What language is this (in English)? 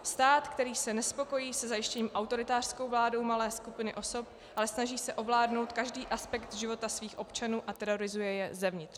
Czech